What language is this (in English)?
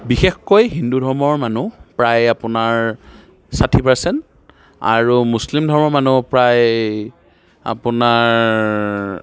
Assamese